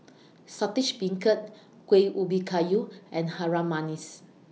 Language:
English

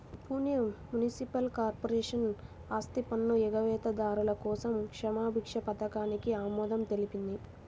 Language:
Telugu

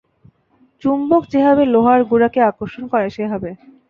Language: Bangla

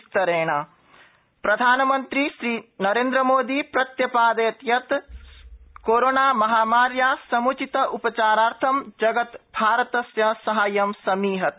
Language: Sanskrit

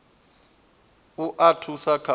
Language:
Venda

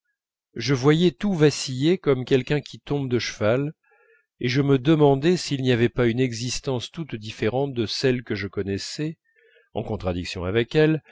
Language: French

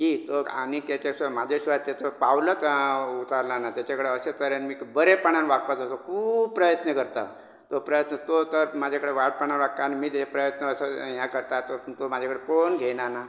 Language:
Konkani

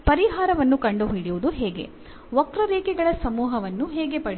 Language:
Kannada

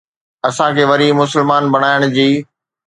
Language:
Sindhi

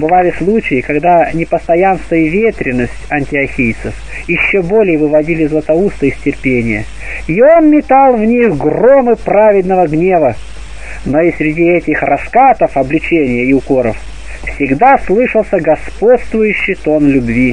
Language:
Russian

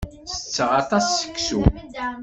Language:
Kabyle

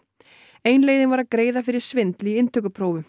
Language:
Icelandic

